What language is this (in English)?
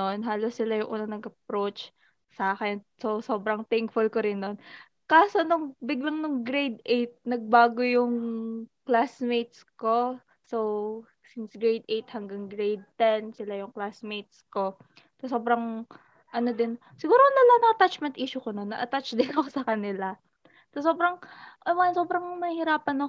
Filipino